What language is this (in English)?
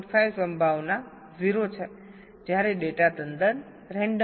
Gujarati